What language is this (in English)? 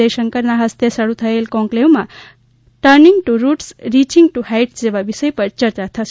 Gujarati